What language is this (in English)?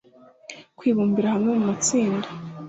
Kinyarwanda